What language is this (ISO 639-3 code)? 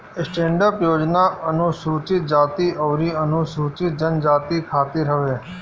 bho